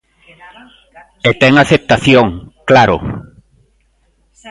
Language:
Galician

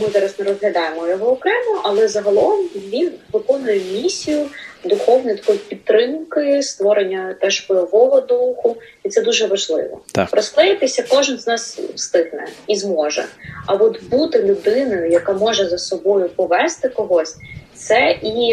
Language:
Ukrainian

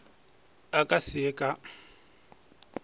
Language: Northern Sotho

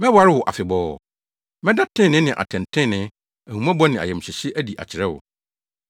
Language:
Akan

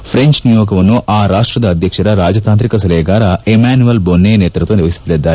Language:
Kannada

